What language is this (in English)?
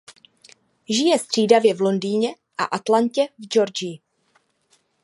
Czech